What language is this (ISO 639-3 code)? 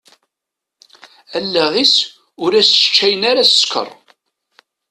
kab